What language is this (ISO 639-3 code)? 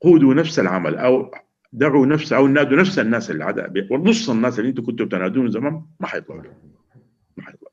ara